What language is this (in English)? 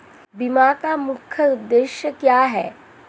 Hindi